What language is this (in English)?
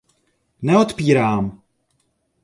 Czech